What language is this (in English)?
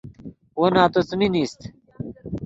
Yidgha